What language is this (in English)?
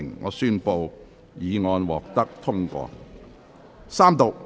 Cantonese